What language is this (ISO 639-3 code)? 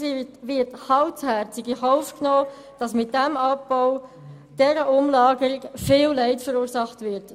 gsw